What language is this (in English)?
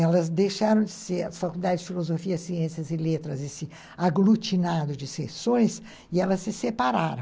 Portuguese